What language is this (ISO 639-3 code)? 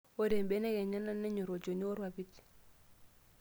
mas